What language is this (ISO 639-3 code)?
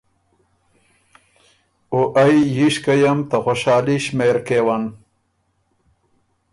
oru